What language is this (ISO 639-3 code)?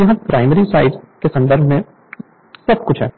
hin